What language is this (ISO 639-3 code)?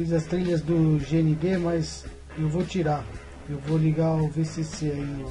por